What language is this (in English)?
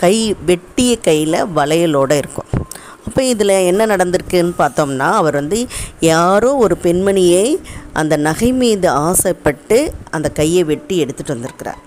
Tamil